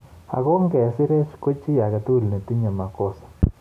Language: Kalenjin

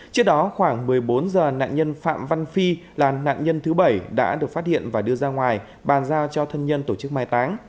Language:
Vietnamese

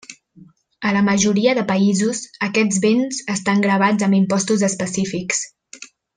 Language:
Catalan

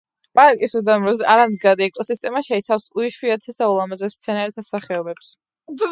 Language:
Georgian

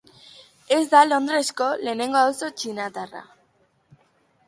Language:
Basque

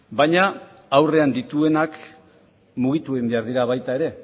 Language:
Basque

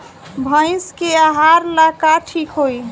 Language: Bhojpuri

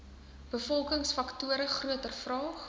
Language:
Afrikaans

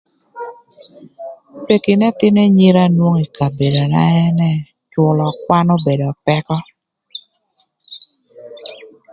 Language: Thur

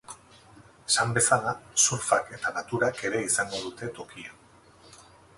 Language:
Basque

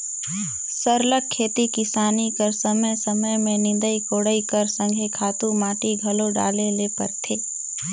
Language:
Chhattisgarhi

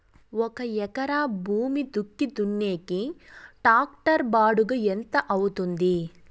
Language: Telugu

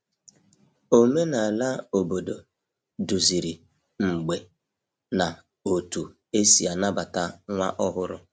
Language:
Igbo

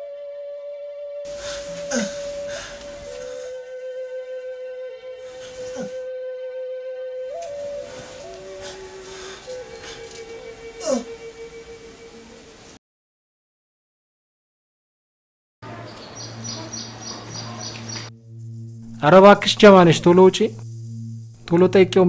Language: Arabic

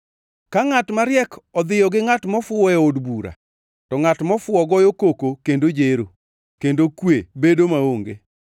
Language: Luo (Kenya and Tanzania)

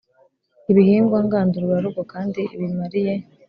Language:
Kinyarwanda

